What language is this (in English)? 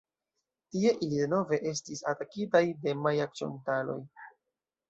Esperanto